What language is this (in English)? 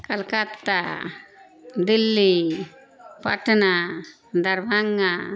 Urdu